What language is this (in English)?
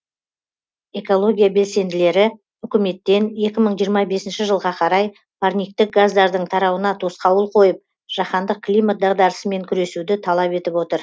Kazakh